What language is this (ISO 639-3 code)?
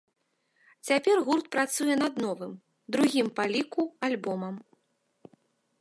bel